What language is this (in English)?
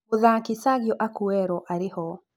Kikuyu